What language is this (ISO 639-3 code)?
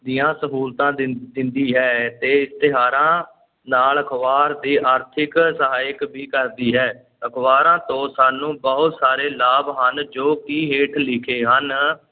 pan